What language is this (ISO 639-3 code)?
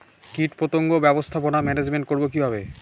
ben